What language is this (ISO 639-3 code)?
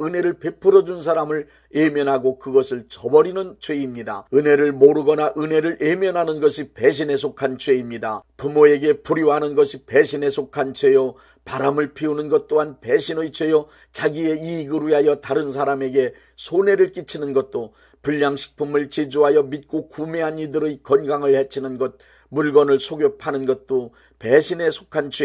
kor